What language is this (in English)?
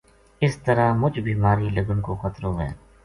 Gujari